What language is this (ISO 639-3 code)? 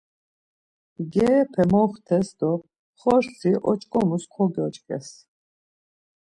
lzz